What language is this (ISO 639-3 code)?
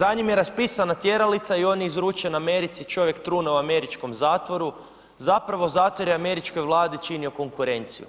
hrv